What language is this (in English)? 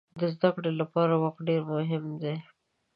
Pashto